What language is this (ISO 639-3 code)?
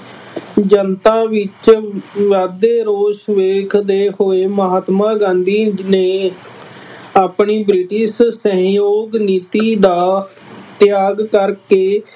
pan